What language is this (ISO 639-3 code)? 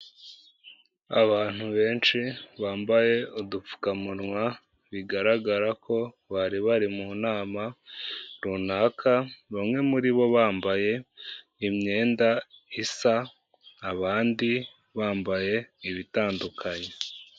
kin